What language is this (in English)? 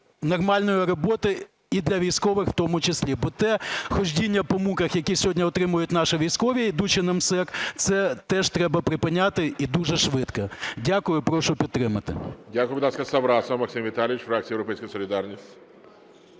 Ukrainian